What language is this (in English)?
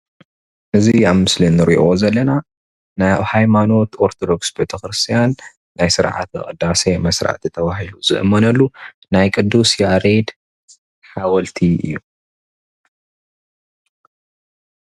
Tigrinya